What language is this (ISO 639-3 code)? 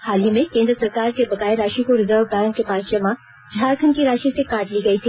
hin